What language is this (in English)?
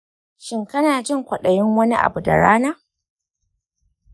Hausa